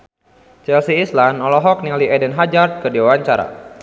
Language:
Sundanese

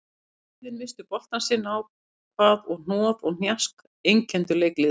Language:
Icelandic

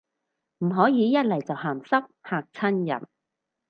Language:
Cantonese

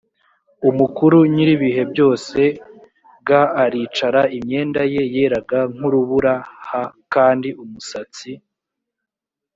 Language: Kinyarwanda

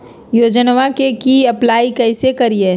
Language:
Magahi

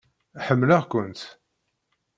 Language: Kabyle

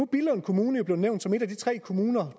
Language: Danish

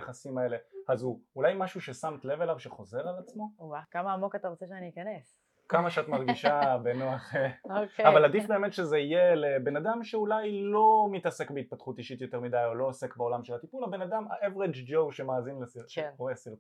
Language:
Hebrew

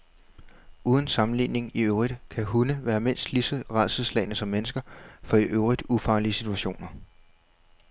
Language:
Danish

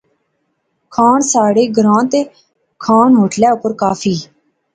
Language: Pahari-Potwari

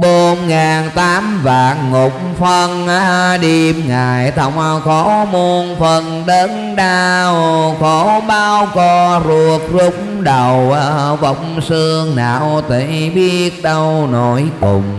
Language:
Vietnamese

